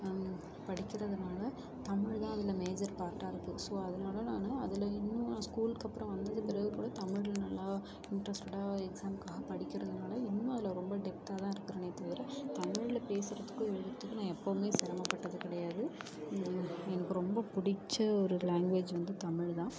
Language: Tamil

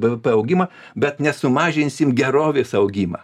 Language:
Lithuanian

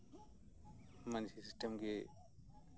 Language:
Santali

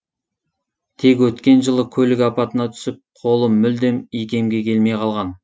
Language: Kazakh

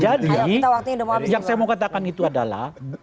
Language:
Indonesian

